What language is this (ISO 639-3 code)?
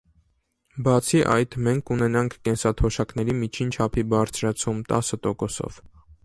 hye